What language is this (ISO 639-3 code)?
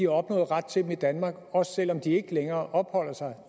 dan